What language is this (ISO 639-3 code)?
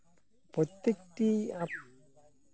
sat